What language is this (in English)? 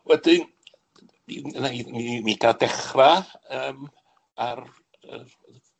Welsh